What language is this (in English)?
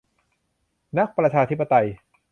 Thai